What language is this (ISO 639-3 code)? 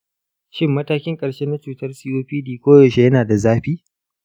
hau